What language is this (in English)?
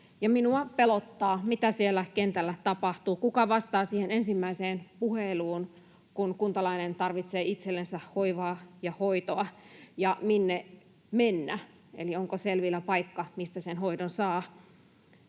Finnish